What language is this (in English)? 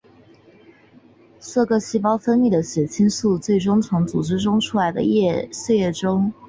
Chinese